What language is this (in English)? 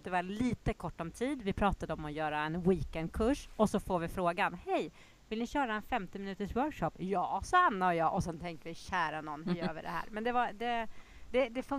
Swedish